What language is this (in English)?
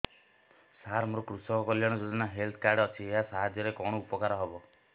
Odia